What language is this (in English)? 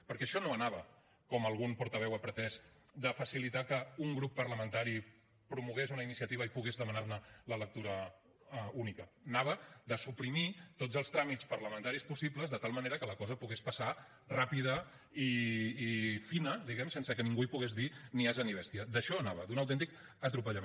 Catalan